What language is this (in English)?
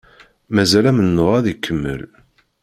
Kabyle